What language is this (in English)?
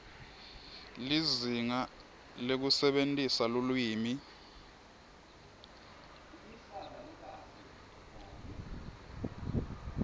Swati